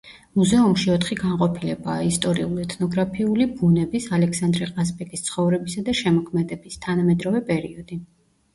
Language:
Georgian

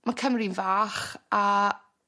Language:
Welsh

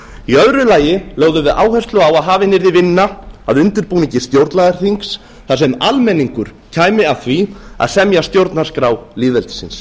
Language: Icelandic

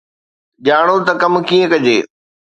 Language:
Sindhi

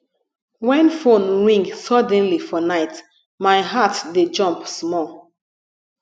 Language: Nigerian Pidgin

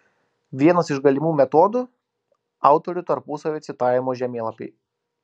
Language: Lithuanian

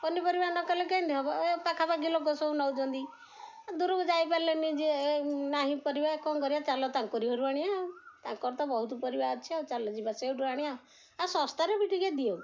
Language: Odia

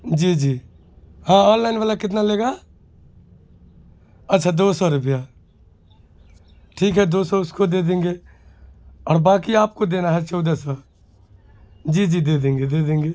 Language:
Urdu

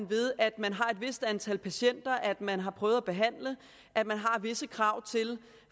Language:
Danish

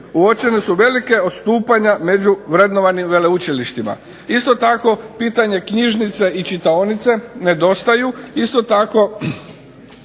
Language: Croatian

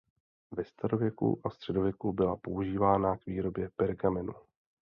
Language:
Czech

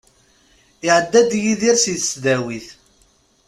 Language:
Kabyle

